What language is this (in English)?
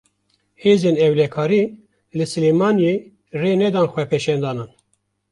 Kurdish